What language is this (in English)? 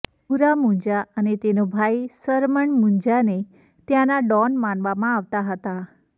Gujarati